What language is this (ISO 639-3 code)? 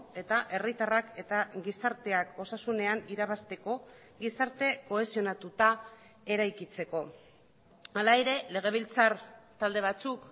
eus